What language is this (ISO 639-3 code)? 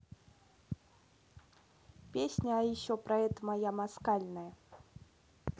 rus